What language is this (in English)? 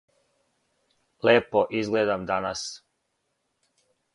Serbian